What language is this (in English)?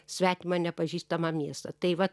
Lithuanian